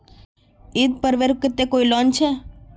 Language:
Magahi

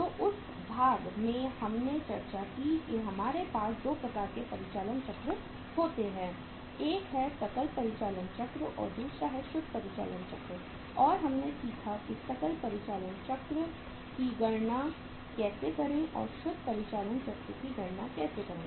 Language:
Hindi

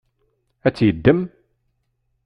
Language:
Kabyle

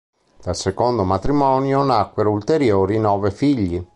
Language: Italian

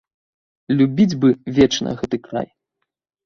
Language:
Belarusian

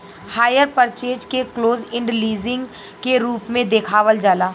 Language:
Bhojpuri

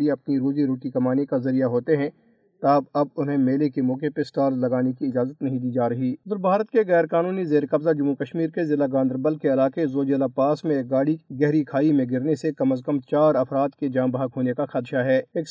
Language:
Urdu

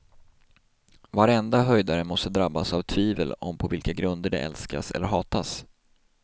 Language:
Swedish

